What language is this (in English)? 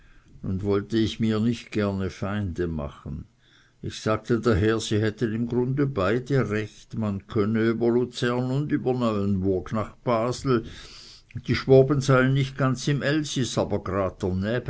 German